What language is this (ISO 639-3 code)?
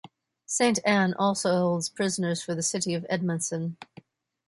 eng